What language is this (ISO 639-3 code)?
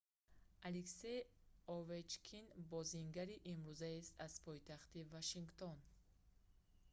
tgk